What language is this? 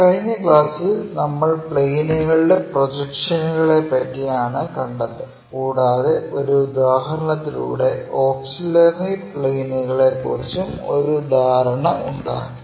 Malayalam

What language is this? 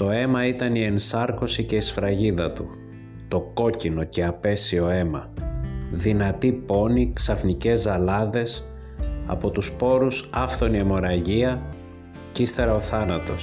Greek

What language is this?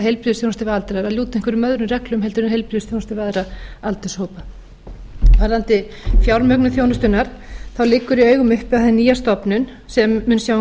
Icelandic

